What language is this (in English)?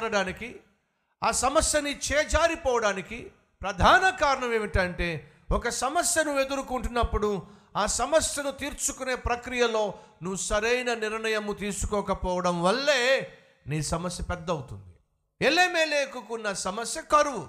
Telugu